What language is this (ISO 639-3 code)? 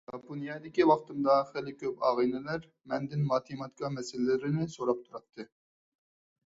uig